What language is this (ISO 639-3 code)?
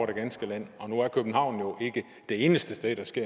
dan